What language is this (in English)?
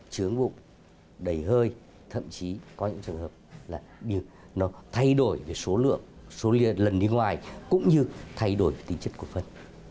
Vietnamese